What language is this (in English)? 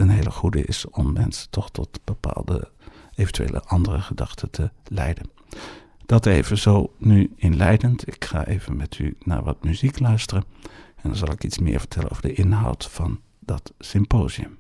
Dutch